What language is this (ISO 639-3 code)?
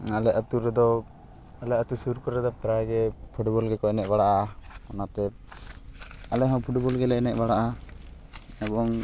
sat